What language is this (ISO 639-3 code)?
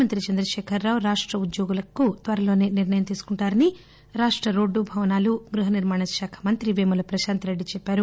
tel